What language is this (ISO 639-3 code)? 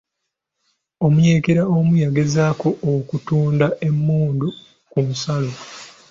lug